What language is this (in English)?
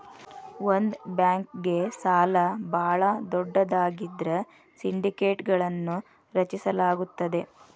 Kannada